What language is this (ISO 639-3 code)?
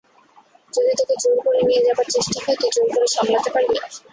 ben